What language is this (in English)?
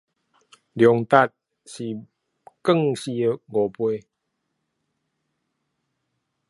Chinese